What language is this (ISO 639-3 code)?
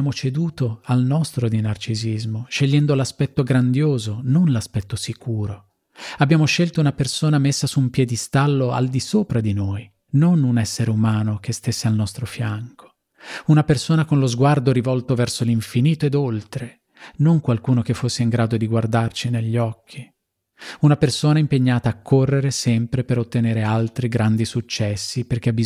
ita